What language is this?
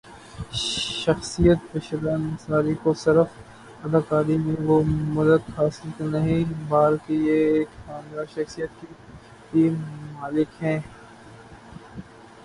Urdu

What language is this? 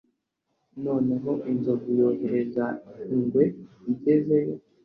Kinyarwanda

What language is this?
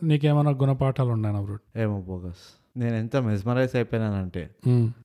Telugu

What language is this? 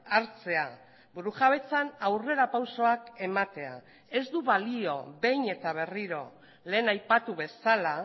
Basque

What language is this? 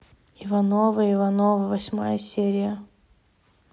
Russian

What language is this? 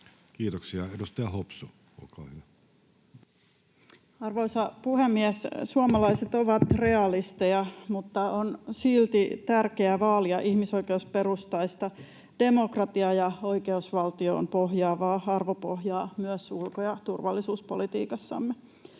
Finnish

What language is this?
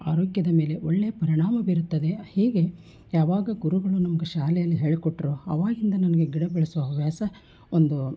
Kannada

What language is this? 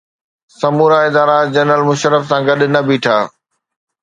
Sindhi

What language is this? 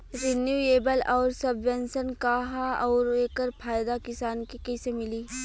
Bhojpuri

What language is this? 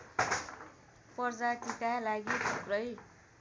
Nepali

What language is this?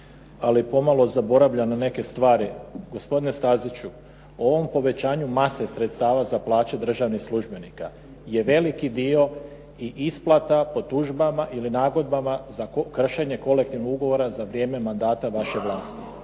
Croatian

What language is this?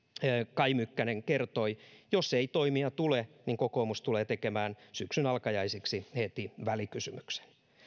Finnish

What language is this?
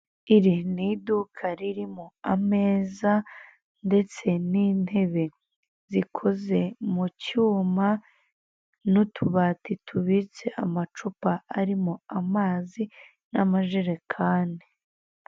Kinyarwanda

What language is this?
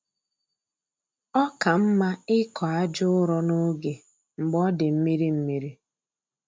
Igbo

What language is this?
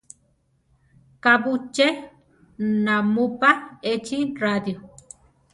Central Tarahumara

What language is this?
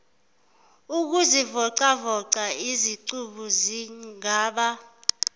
Zulu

